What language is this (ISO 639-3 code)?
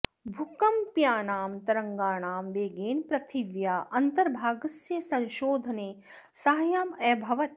san